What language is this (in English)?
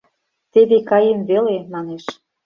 Mari